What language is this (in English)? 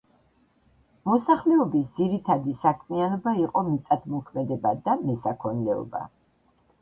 Georgian